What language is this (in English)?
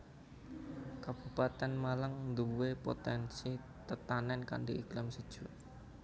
Javanese